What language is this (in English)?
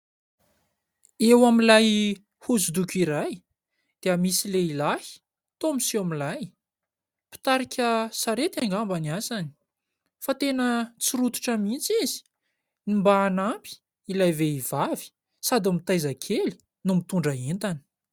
Malagasy